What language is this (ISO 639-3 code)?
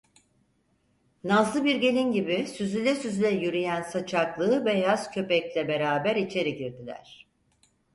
tur